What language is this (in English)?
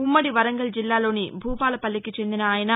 Telugu